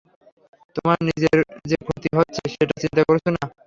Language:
Bangla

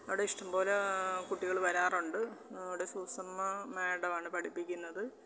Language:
Malayalam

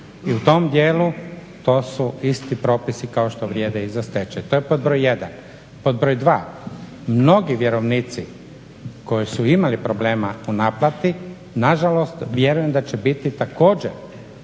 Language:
Croatian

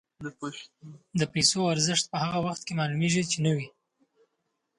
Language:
Pashto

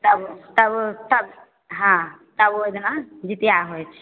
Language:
Maithili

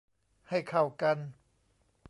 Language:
Thai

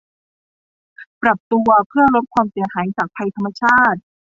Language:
Thai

